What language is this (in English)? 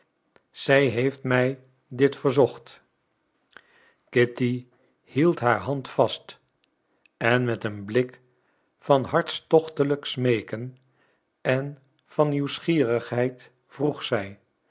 Dutch